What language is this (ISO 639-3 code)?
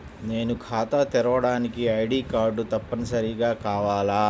tel